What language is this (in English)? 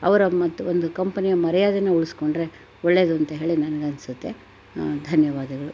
Kannada